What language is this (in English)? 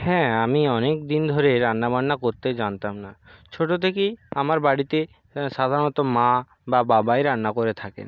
Bangla